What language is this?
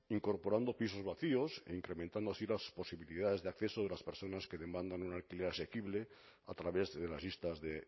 Spanish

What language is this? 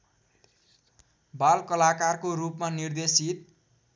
Nepali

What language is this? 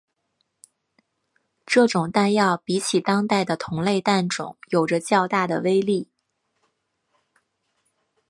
Chinese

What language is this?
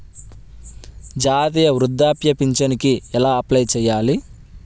Telugu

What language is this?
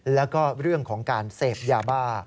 Thai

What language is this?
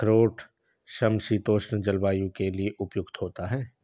Hindi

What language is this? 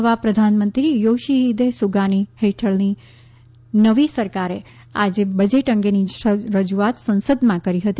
Gujarati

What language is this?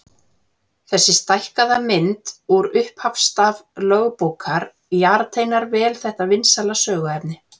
Icelandic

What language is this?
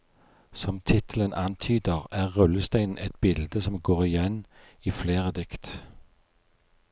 Norwegian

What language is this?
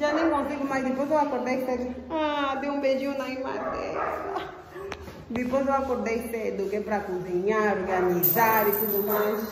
Portuguese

